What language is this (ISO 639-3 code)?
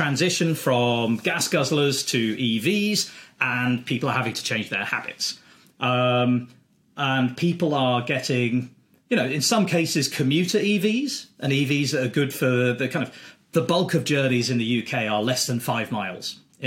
eng